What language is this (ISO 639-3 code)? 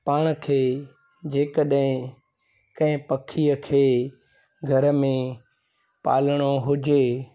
snd